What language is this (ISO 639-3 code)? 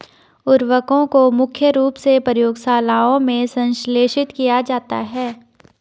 hin